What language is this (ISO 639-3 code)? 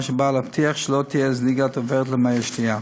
heb